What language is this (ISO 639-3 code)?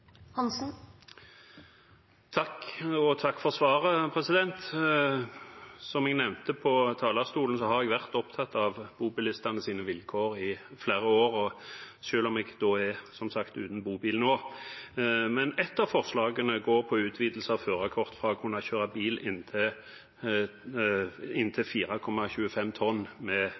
nor